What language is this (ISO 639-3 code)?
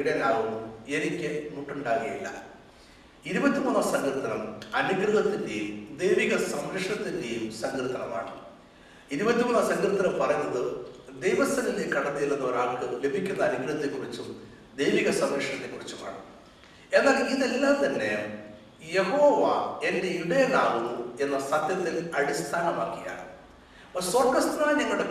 mal